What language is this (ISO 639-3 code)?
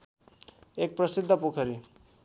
nep